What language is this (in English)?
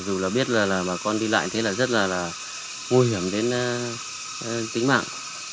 Vietnamese